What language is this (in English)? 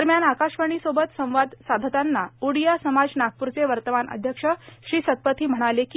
Marathi